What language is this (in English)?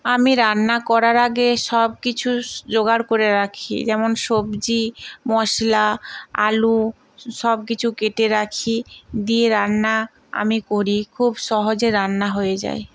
Bangla